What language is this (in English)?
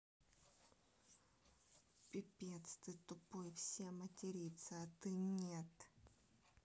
Russian